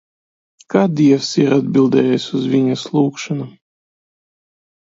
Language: Latvian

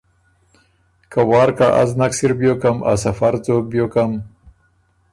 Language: Ormuri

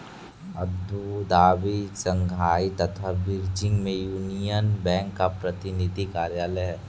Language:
Hindi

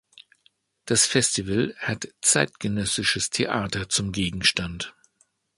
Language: German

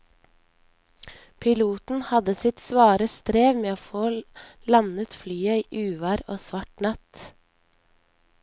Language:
Norwegian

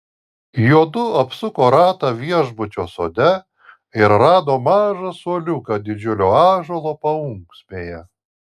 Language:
Lithuanian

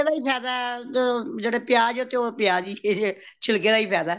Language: Punjabi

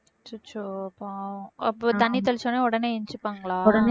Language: Tamil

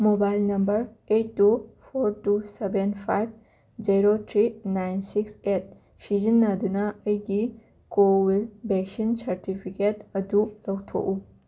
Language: Manipuri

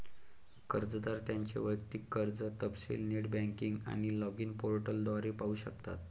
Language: Marathi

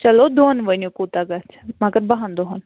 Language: Kashmiri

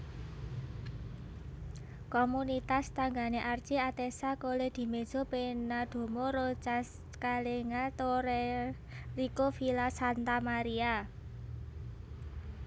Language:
Javanese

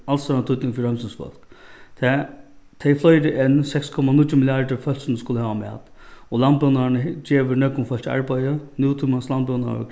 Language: Faroese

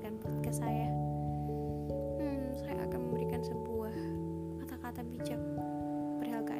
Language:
Indonesian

